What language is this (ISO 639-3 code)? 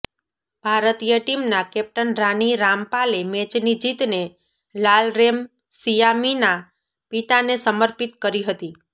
guj